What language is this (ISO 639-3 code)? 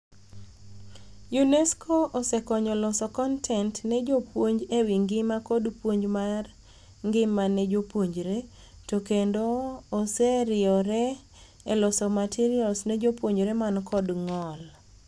luo